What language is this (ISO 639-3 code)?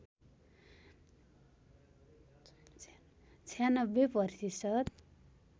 nep